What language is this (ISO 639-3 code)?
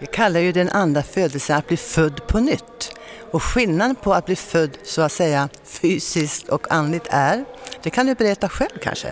swe